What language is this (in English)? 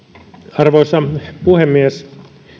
Finnish